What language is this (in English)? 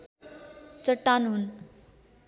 Nepali